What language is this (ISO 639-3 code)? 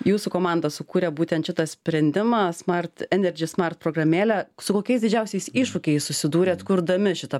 lit